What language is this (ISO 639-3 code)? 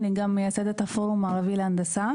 heb